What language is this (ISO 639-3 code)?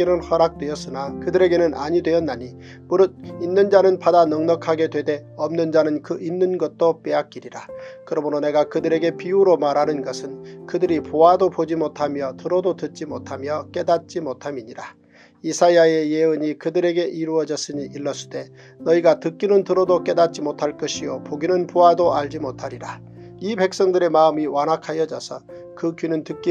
kor